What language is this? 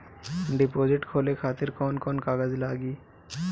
Bhojpuri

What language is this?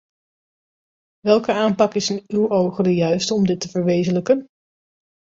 Dutch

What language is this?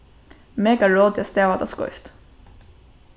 Faroese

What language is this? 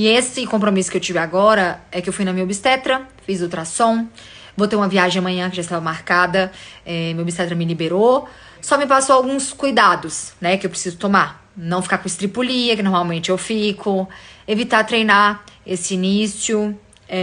Portuguese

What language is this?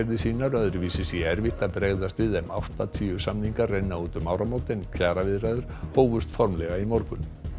Icelandic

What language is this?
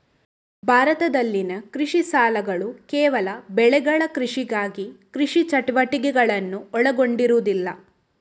Kannada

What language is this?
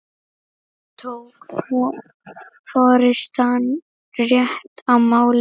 Icelandic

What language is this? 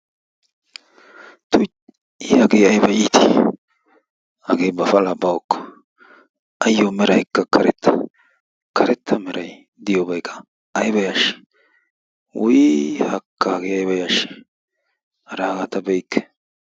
Wolaytta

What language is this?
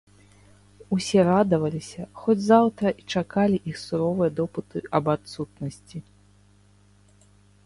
Belarusian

